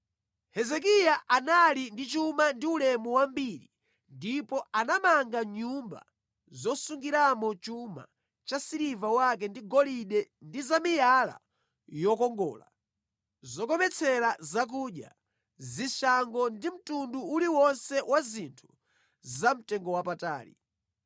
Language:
Nyanja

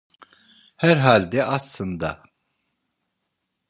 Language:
Turkish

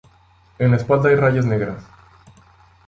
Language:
Spanish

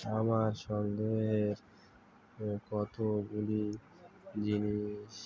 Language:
Bangla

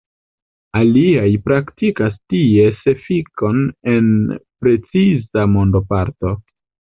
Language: Esperanto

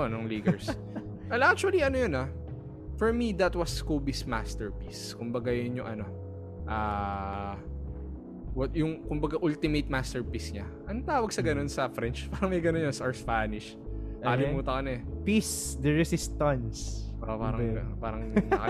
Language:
Filipino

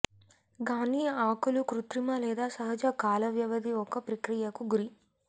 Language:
Telugu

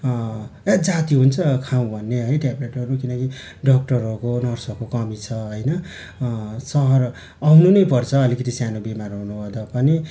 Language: Nepali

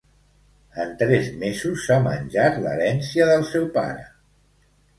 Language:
Catalan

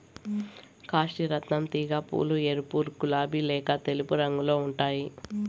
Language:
Telugu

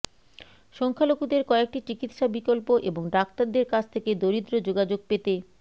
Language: Bangla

